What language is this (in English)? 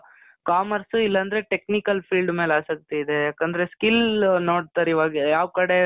Kannada